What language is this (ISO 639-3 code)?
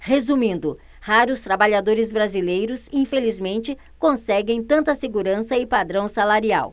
por